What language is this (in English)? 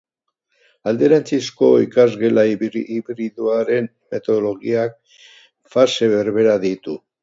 Basque